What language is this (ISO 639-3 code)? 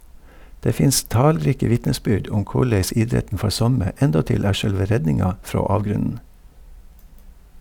nor